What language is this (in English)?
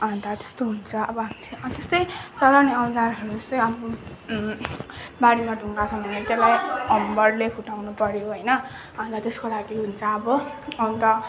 Nepali